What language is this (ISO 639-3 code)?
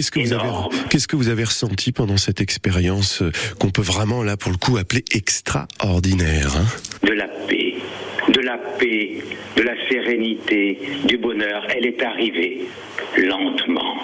fra